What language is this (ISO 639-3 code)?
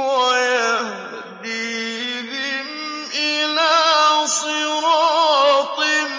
ara